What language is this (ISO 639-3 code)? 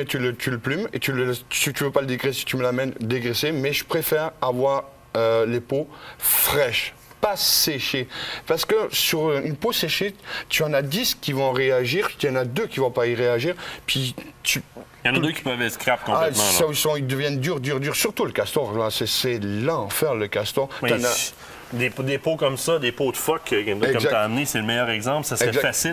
fra